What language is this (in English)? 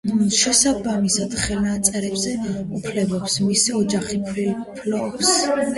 Georgian